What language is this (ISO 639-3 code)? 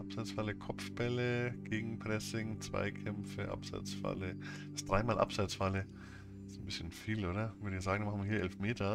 deu